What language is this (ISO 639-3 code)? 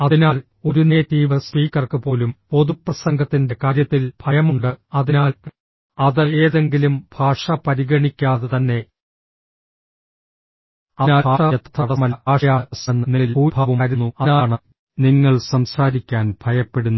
mal